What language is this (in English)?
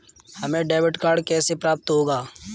Hindi